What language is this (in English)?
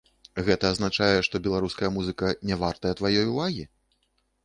Belarusian